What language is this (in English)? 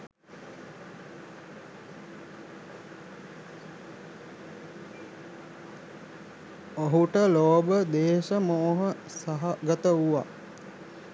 Sinhala